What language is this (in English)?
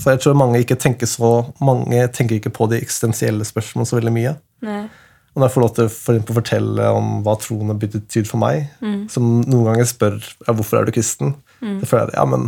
Swedish